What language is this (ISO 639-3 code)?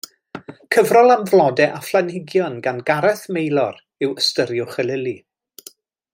cym